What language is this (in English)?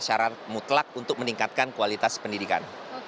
Indonesian